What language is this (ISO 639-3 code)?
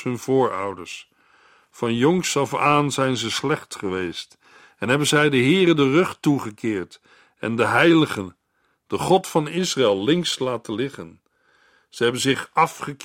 nld